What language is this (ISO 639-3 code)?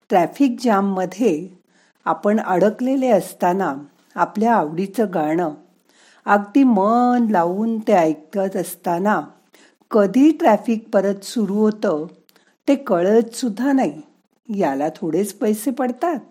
mar